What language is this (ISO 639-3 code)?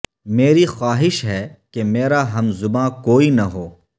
urd